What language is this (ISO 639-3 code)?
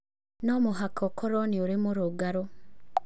kik